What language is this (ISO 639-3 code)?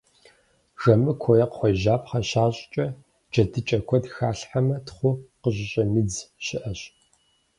kbd